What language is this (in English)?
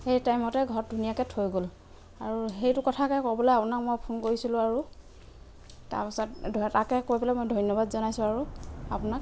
Assamese